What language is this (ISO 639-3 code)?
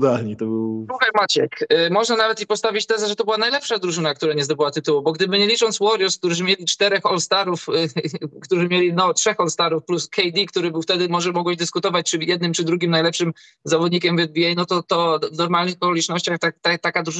pol